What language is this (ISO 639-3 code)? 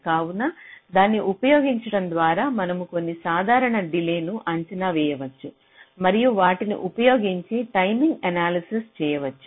tel